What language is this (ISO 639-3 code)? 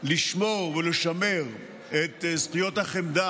heb